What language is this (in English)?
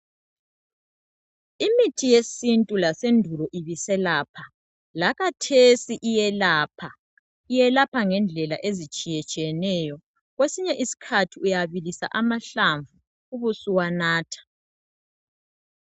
North Ndebele